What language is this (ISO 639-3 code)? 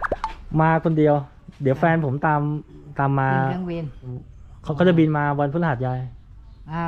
tha